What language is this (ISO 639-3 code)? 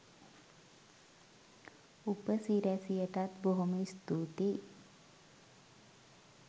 sin